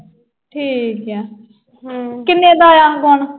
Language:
Punjabi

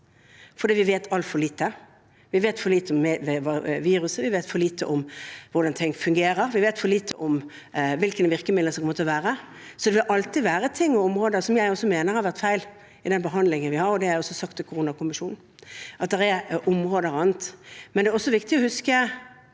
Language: Norwegian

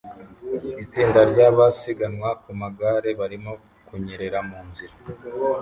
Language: Kinyarwanda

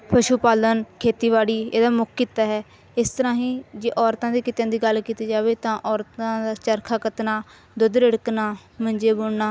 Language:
Punjabi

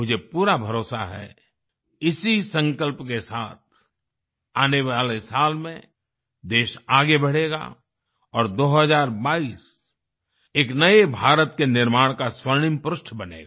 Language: Hindi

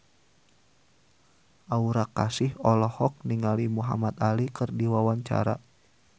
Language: Sundanese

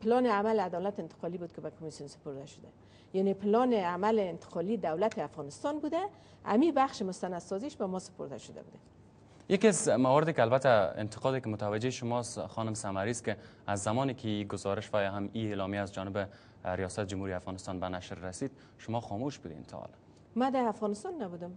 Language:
Persian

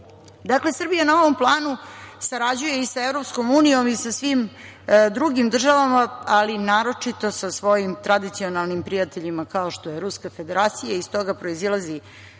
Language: Serbian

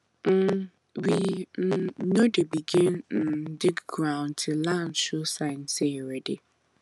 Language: Nigerian Pidgin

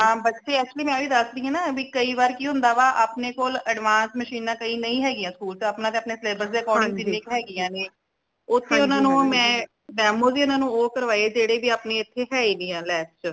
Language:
Punjabi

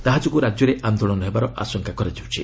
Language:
Odia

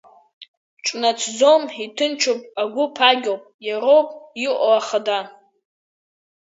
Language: Abkhazian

